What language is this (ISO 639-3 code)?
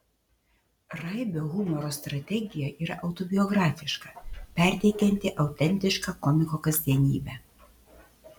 lit